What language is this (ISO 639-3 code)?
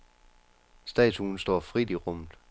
dan